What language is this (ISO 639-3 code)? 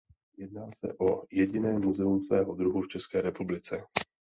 ces